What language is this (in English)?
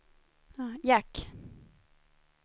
Swedish